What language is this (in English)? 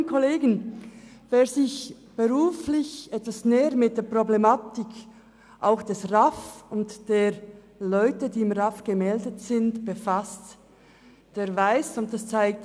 Swiss German